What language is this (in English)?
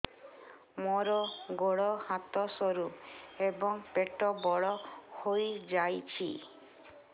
Odia